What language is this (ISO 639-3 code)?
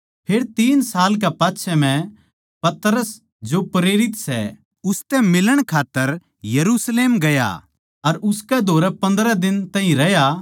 bgc